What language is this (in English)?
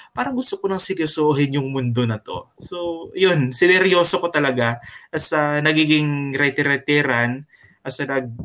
Filipino